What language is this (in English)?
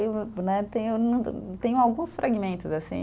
Portuguese